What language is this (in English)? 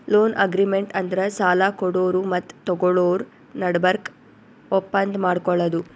Kannada